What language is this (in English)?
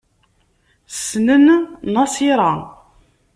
Kabyle